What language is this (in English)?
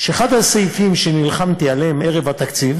Hebrew